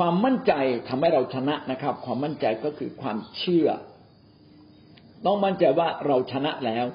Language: Thai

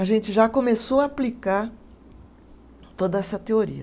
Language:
Portuguese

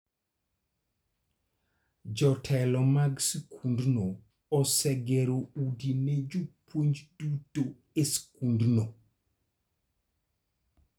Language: Luo (Kenya and Tanzania)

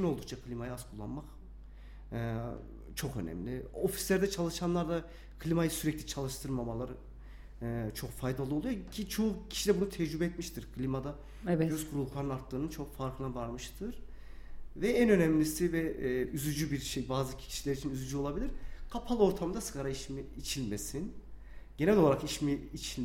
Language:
Turkish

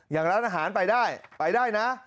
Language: Thai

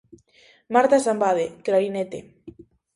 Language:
Galician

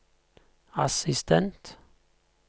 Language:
Norwegian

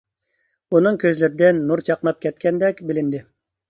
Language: Uyghur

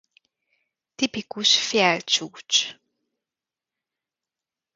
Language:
Hungarian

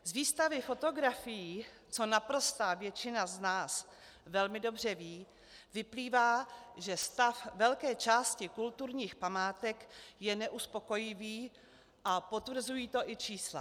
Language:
Czech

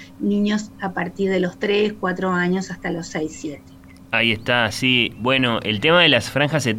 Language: Spanish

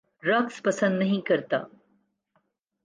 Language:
Urdu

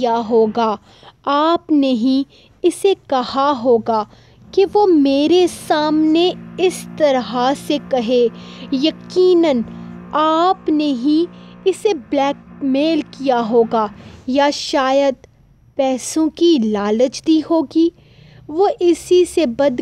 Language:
Hindi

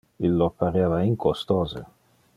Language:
Interlingua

